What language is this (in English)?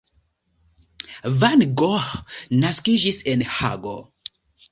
Esperanto